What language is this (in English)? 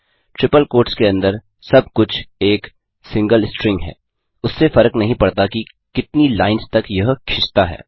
Hindi